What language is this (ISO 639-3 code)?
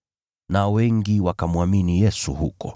swa